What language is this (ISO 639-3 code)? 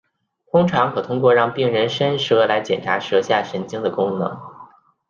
zho